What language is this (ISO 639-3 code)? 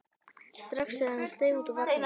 isl